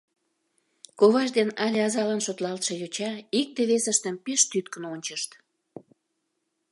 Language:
Mari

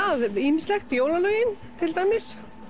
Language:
Icelandic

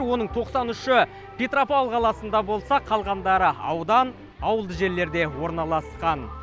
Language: Kazakh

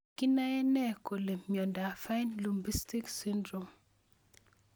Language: Kalenjin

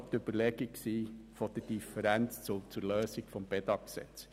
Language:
Swiss German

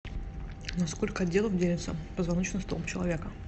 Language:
Russian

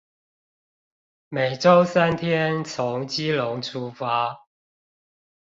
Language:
Chinese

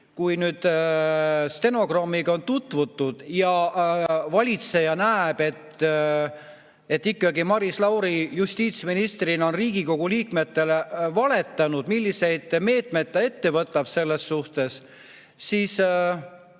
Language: Estonian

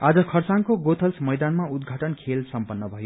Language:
Nepali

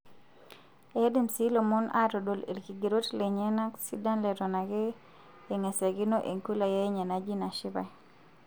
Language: Masai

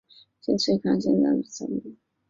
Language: Chinese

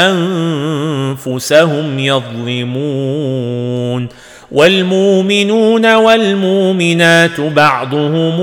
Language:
Arabic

